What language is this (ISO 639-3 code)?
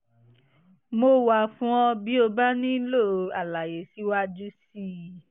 yor